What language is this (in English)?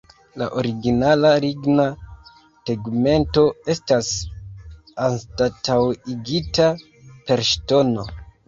Esperanto